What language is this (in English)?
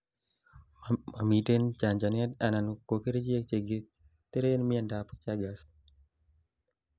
Kalenjin